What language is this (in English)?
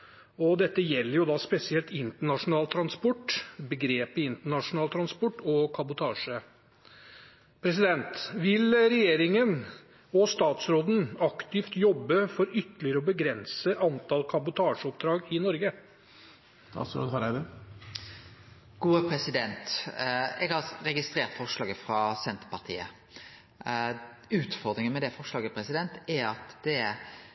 Norwegian